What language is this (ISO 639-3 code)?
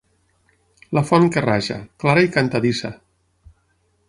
cat